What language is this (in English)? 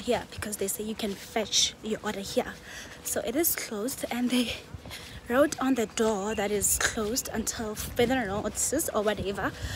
English